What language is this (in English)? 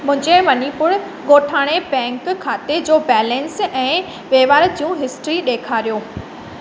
Sindhi